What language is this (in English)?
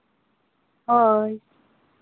Santali